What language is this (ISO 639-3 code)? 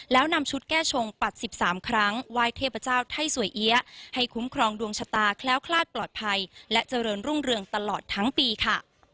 tha